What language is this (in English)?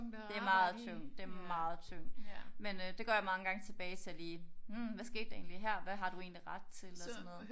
Danish